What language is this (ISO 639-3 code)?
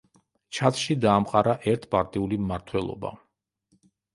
kat